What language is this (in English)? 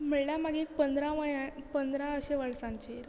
Konkani